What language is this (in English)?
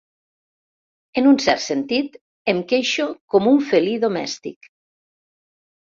Catalan